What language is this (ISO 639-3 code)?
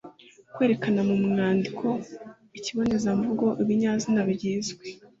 kin